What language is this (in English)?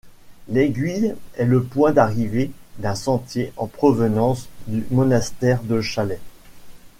French